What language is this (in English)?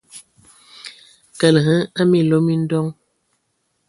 Ewondo